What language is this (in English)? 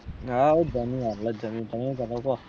Gujarati